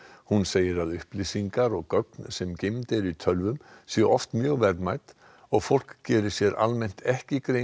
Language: Icelandic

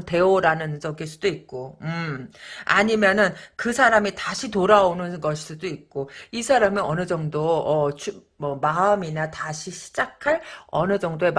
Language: Korean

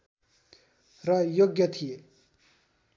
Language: Nepali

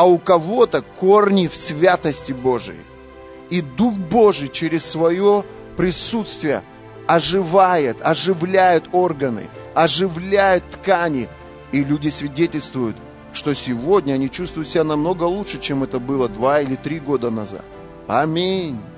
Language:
Russian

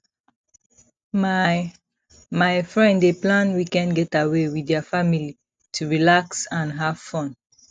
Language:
Nigerian Pidgin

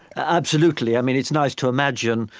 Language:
English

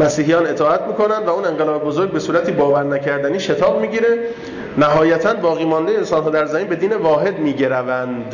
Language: Persian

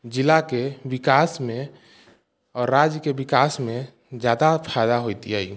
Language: Maithili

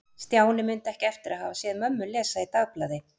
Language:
Icelandic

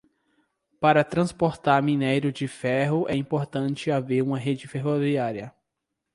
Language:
Portuguese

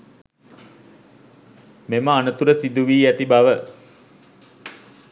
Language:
Sinhala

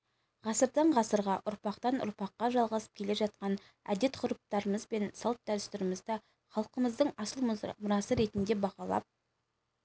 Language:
Kazakh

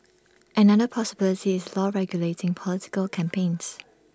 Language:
English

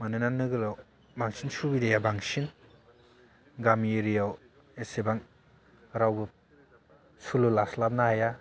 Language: Bodo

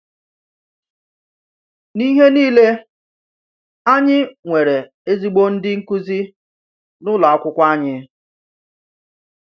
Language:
Igbo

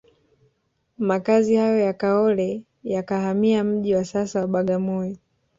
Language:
Swahili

